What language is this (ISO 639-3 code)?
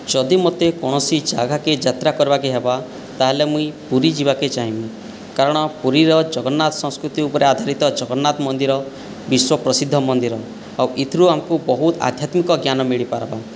ori